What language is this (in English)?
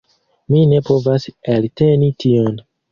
Esperanto